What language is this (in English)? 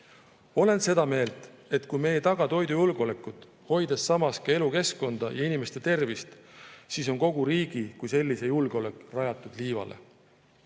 Estonian